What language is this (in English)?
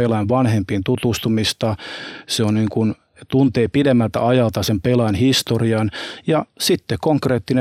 Finnish